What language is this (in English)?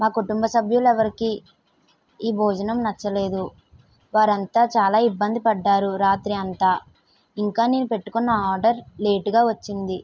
Telugu